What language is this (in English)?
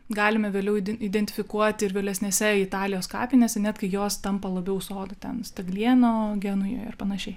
Lithuanian